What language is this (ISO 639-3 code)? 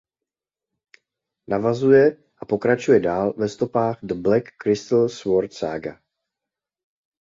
ces